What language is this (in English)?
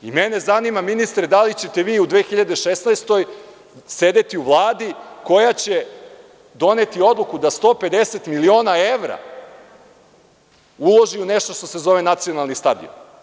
Serbian